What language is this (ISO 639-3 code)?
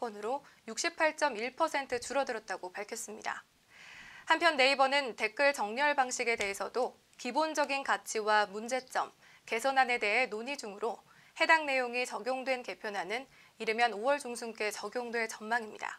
kor